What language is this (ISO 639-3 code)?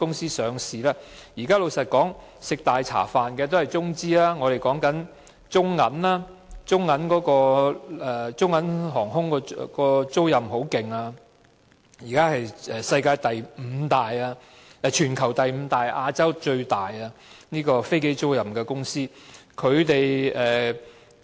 yue